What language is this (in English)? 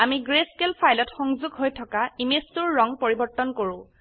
Assamese